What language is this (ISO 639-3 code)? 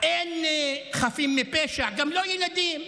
heb